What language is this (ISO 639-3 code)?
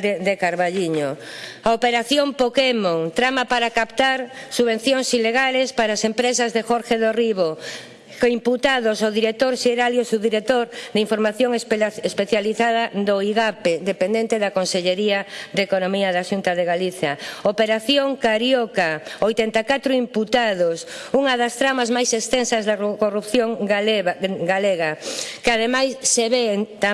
spa